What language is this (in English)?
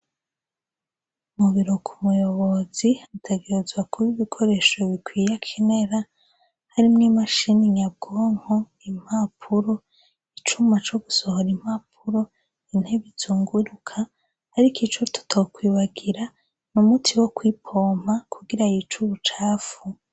Rundi